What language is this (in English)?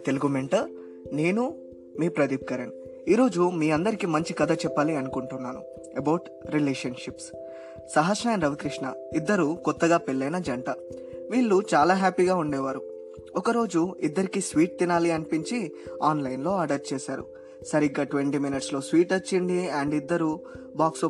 Telugu